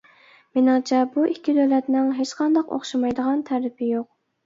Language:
Uyghur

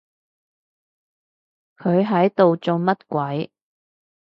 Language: Cantonese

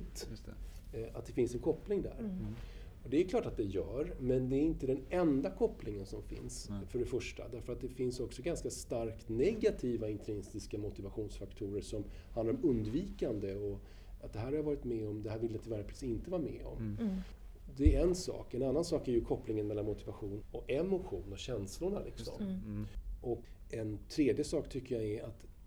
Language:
Swedish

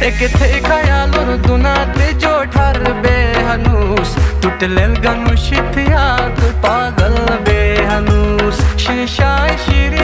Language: Romanian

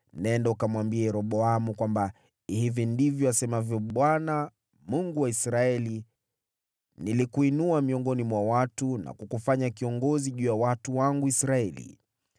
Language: Swahili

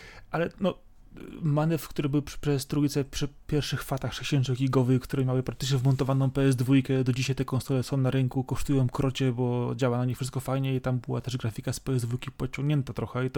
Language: Polish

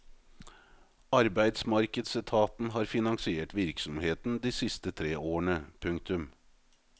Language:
Norwegian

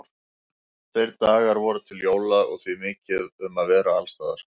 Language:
Icelandic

